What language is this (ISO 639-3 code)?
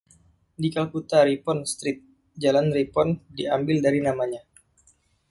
ind